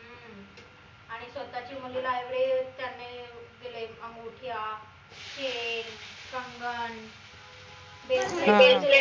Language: Marathi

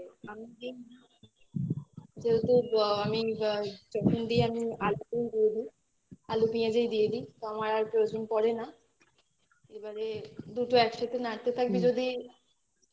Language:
Bangla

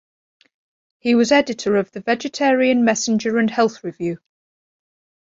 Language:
English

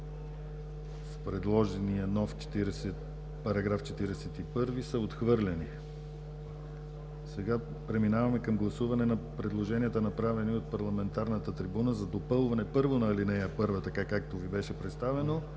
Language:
Bulgarian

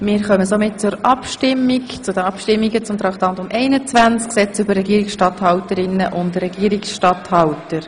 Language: Swiss German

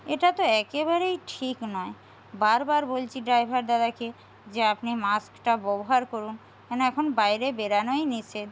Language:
Bangla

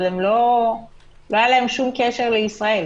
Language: Hebrew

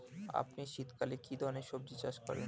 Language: Bangla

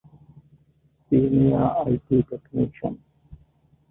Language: Divehi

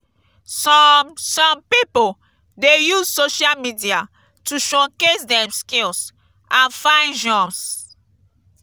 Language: Nigerian Pidgin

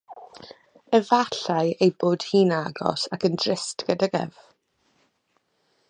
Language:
Welsh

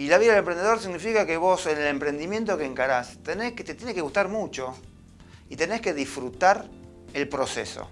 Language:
Spanish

